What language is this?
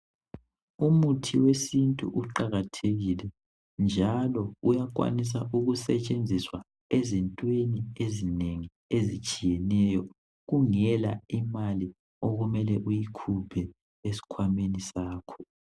North Ndebele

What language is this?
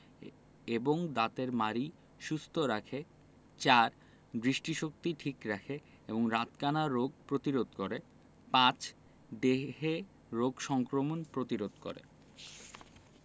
Bangla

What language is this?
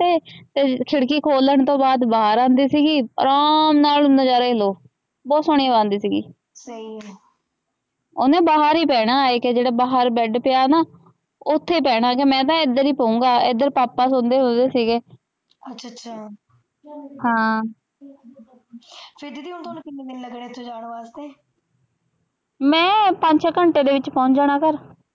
Punjabi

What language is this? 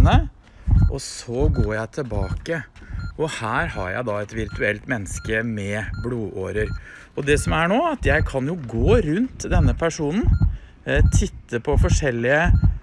Norwegian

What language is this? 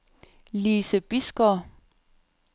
Danish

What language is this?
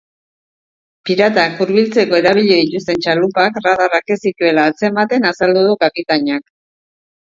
Basque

